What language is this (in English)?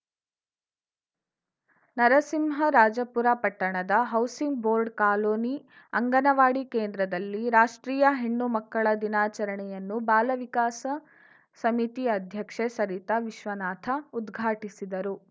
Kannada